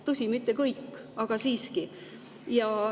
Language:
Estonian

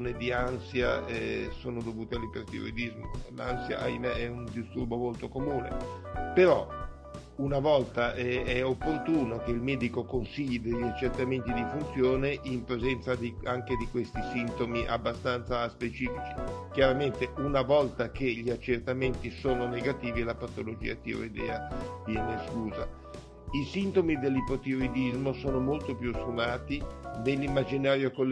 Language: Italian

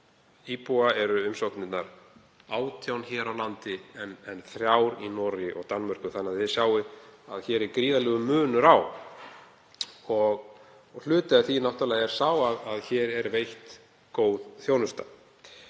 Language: Icelandic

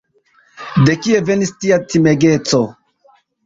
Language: Esperanto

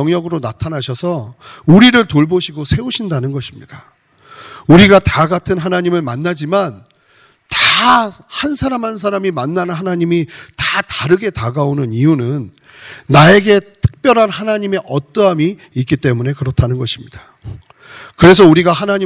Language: Korean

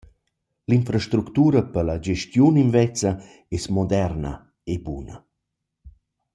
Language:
Romansh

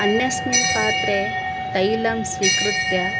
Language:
Sanskrit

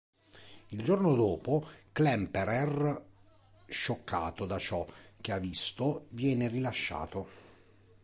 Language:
Italian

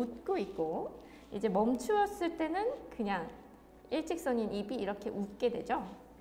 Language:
Korean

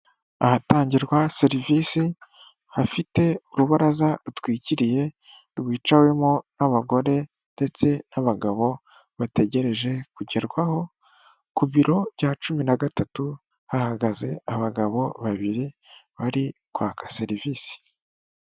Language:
Kinyarwanda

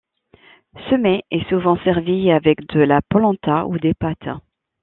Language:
French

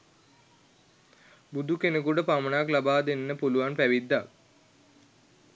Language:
Sinhala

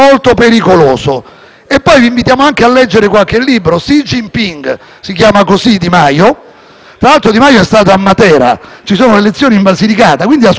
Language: Italian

